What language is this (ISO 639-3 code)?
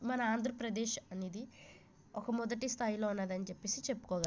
tel